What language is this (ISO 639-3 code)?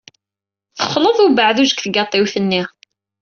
kab